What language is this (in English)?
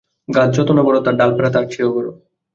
Bangla